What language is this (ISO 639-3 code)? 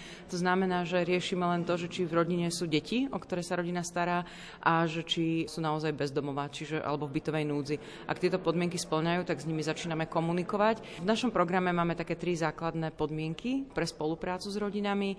slk